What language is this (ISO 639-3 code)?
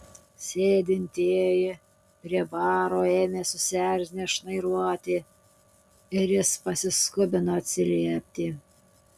lit